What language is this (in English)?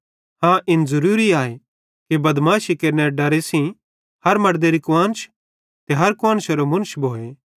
Bhadrawahi